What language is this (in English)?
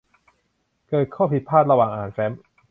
Thai